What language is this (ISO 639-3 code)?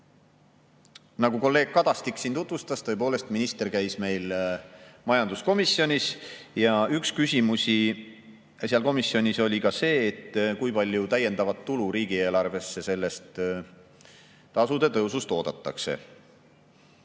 est